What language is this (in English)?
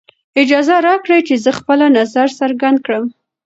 Pashto